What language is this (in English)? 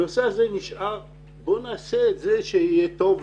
Hebrew